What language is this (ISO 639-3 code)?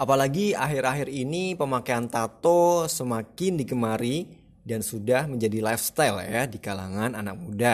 ind